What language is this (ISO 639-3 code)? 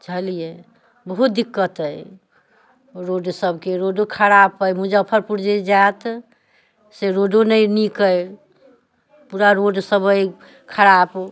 mai